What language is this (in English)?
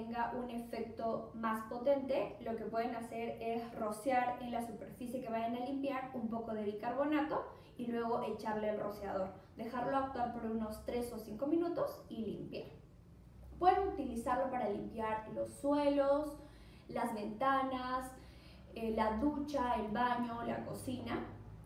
Spanish